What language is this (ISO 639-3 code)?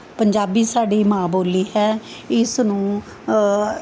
pan